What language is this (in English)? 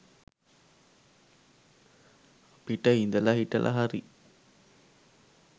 Sinhala